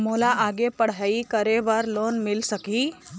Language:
Chhattisgarhi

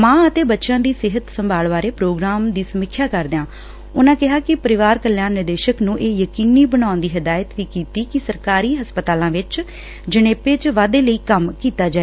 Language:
Punjabi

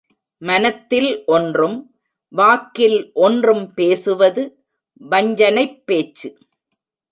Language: Tamil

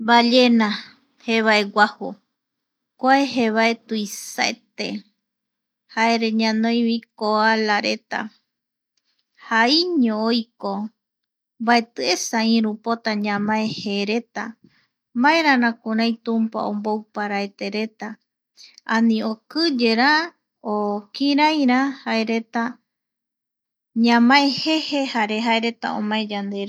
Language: Eastern Bolivian Guaraní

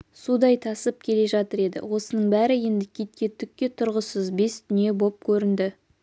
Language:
Kazakh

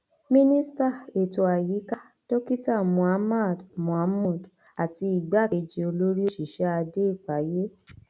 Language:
Yoruba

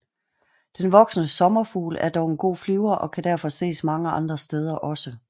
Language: Danish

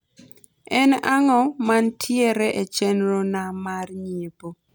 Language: Luo (Kenya and Tanzania)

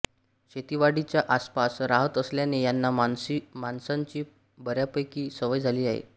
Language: Marathi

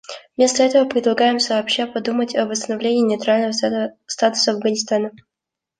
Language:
Russian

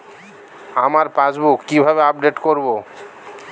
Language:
Bangla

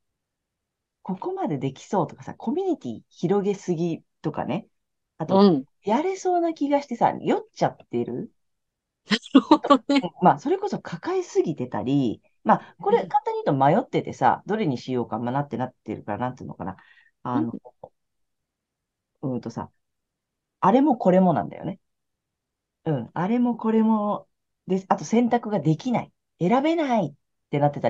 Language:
Japanese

